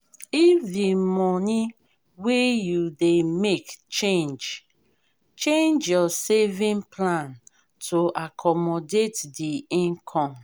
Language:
Nigerian Pidgin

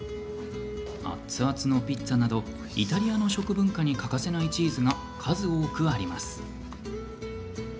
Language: Japanese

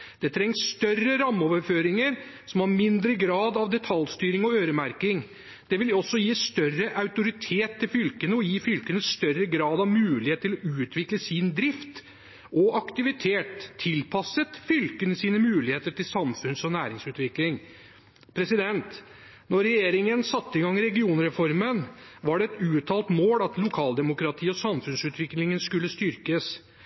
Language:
Norwegian Bokmål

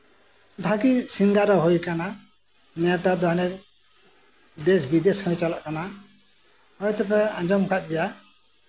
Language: Santali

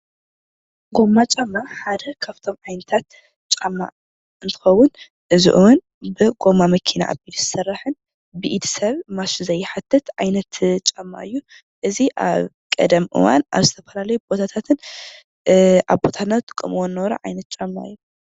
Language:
Tigrinya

